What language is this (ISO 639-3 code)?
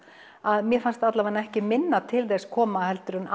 isl